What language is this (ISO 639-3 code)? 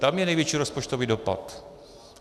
ces